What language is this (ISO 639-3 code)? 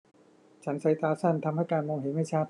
tha